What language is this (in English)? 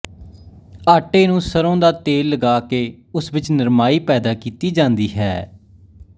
Punjabi